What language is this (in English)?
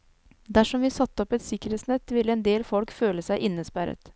Norwegian